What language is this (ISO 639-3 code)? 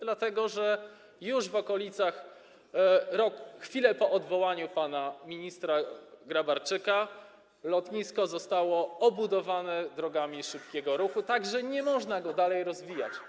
pol